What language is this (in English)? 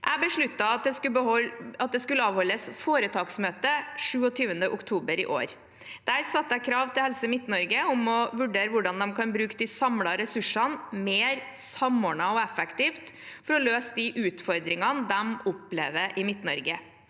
Norwegian